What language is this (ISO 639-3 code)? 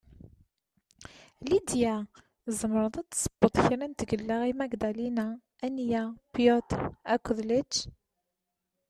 kab